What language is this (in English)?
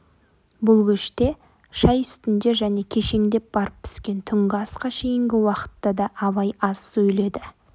Kazakh